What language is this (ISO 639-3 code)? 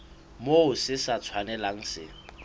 sot